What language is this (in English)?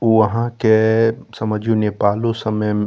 Maithili